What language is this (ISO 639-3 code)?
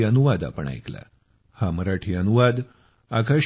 mar